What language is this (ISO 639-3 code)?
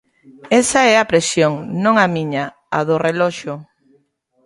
glg